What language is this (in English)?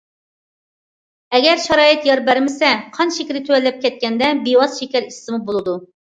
Uyghur